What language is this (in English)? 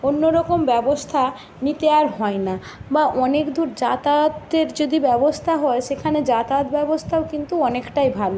Bangla